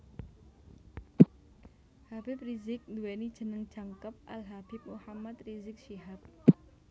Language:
Javanese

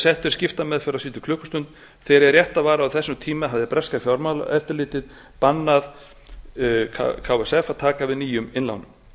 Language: Icelandic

